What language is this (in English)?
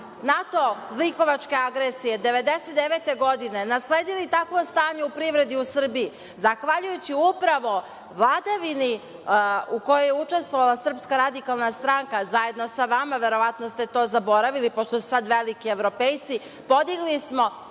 Serbian